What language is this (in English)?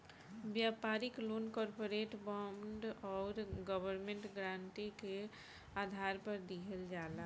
Bhojpuri